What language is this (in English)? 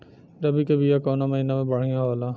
Bhojpuri